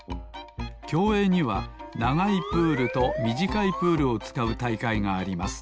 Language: Japanese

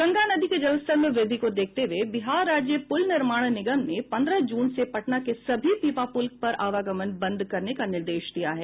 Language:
Hindi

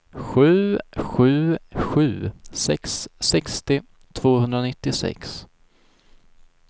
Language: Swedish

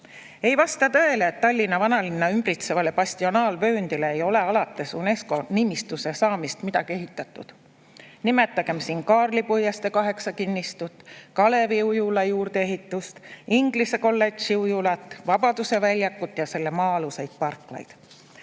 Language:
Estonian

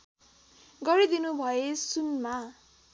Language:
Nepali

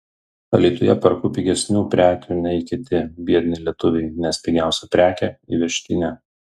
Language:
Lithuanian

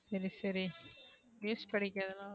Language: Tamil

